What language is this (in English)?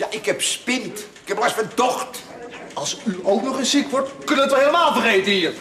Dutch